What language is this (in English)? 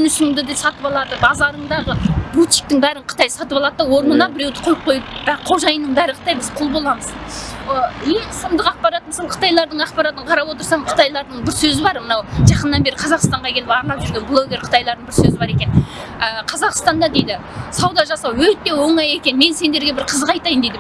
Turkish